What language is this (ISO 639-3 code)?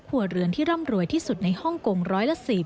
tha